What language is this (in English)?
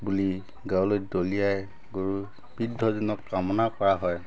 Assamese